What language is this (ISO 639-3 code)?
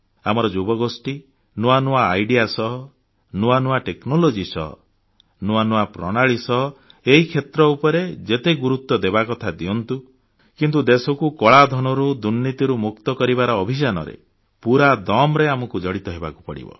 ori